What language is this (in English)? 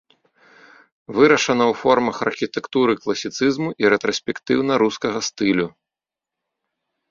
Belarusian